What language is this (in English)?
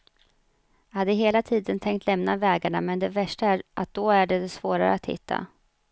Swedish